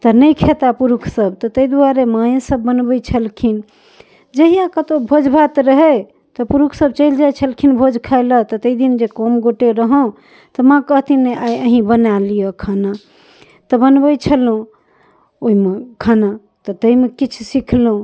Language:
Maithili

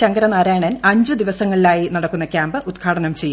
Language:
Malayalam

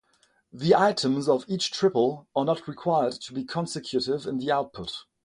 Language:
English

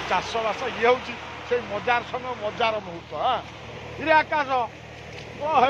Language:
Bangla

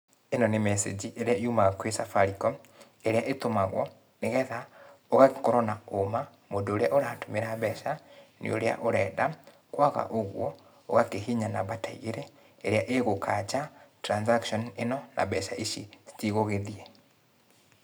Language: Kikuyu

